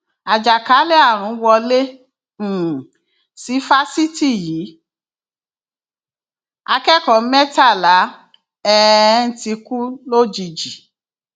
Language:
Yoruba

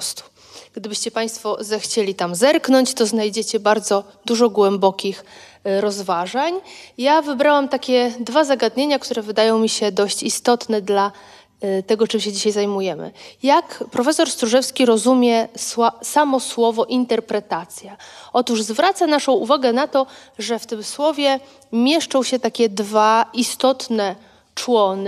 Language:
Polish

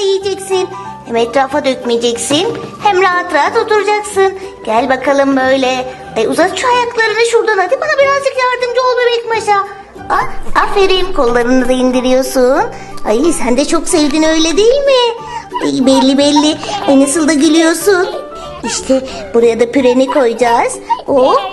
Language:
Turkish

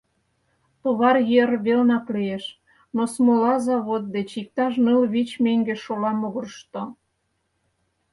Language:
Mari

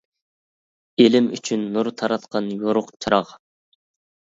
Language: Uyghur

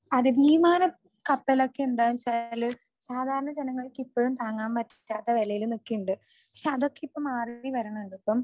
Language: Malayalam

